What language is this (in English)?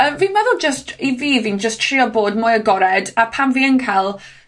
Welsh